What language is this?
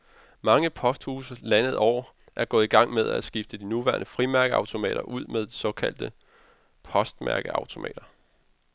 Danish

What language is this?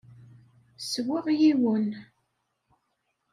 Kabyle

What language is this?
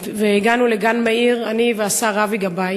Hebrew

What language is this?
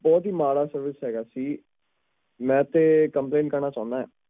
Punjabi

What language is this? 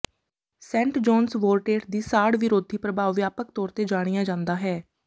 Punjabi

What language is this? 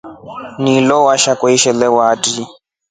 Rombo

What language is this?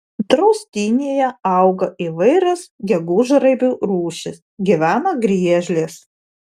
Lithuanian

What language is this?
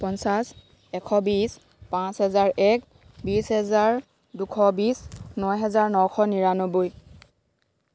Assamese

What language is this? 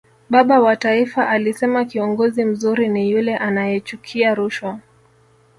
Swahili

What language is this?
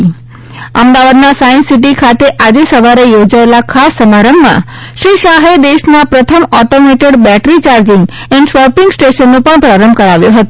Gujarati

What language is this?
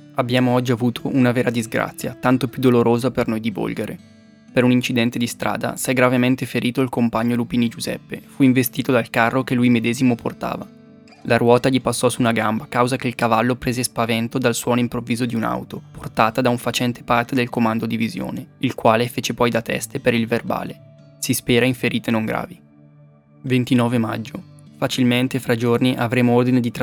Italian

